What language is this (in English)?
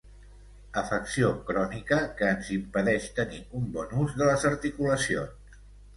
Catalan